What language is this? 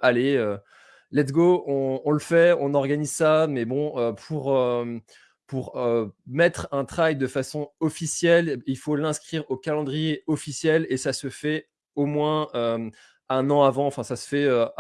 French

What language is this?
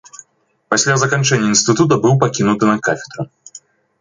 Belarusian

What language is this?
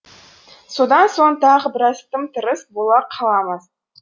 Kazakh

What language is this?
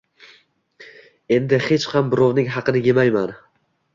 Uzbek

